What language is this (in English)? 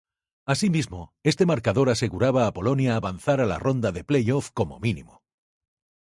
Spanish